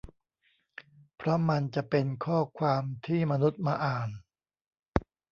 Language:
Thai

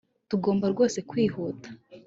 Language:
Kinyarwanda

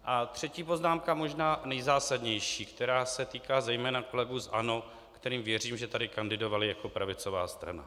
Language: Czech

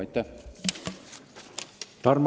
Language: Estonian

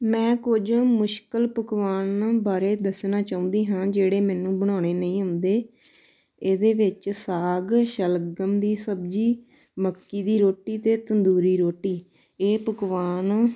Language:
Punjabi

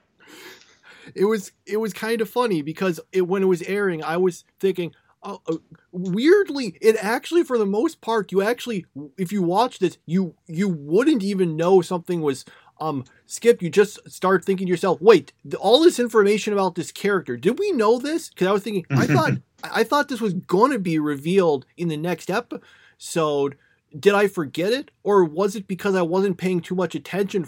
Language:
English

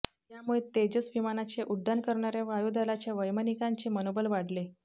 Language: Marathi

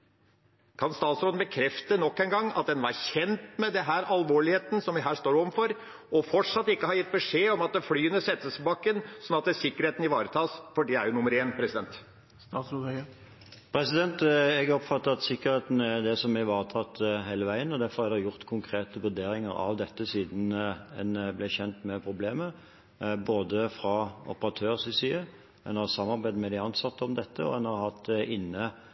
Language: Norwegian Bokmål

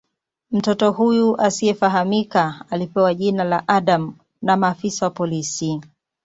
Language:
Swahili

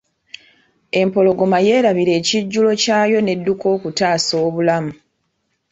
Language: Ganda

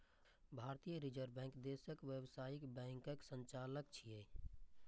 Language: Maithili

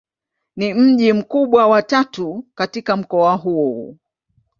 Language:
Swahili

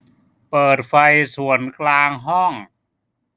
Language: Thai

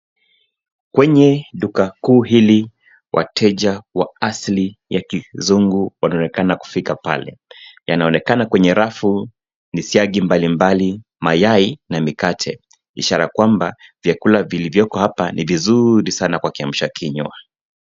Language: Swahili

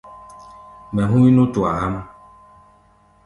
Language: Gbaya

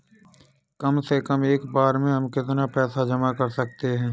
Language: Hindi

